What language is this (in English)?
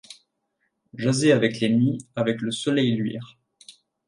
French